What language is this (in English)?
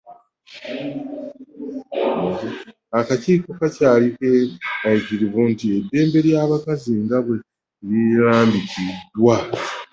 Ganda